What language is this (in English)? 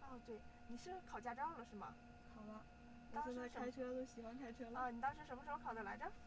Chinese